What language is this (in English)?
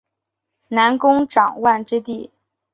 Chinese